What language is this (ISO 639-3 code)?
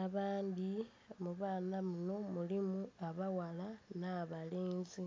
xog